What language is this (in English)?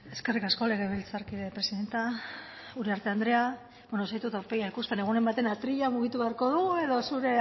Basque